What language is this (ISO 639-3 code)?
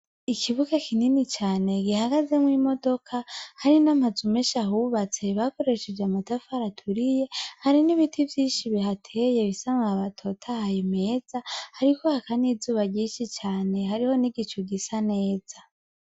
run